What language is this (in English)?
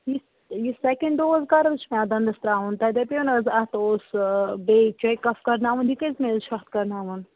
Kashmiri